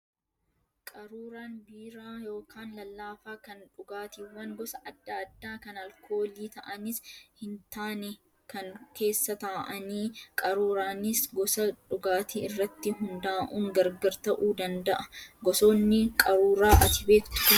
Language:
Oromo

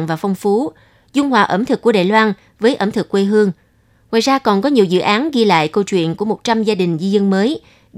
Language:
Vietnamese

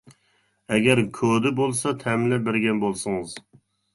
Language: Uyghur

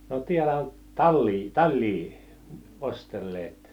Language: Finnish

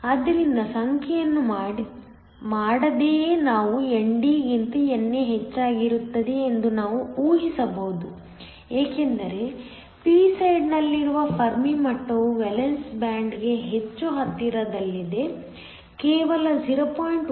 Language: Kannada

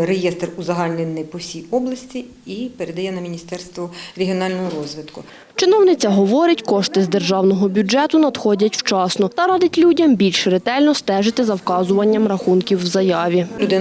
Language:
Ukrainian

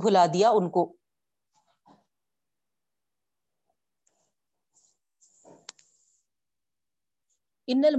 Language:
Urdu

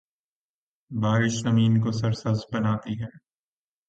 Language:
Urdu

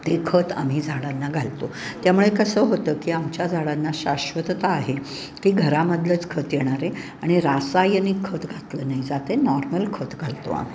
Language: Marathi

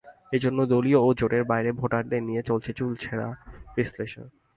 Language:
Bangla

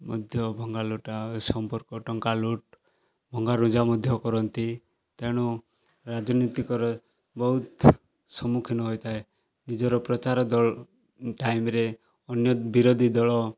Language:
Odia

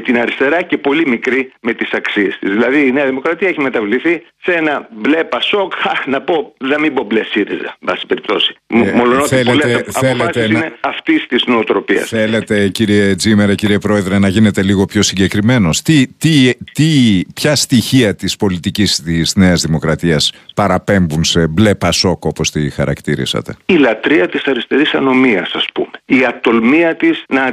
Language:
Greek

